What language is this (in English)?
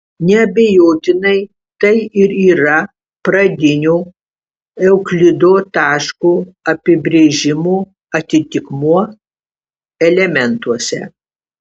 Lithuanian